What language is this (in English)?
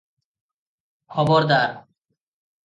Odia